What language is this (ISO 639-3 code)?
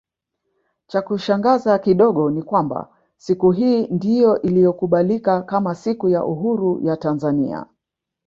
swa